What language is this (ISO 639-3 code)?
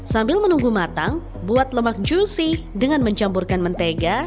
ind